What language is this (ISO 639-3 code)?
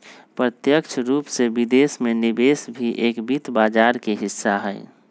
mag